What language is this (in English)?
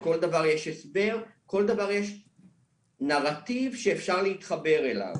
Hebrew